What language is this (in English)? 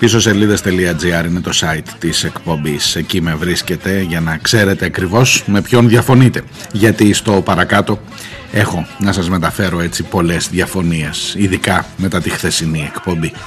Greek